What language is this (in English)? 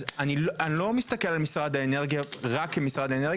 Hebrew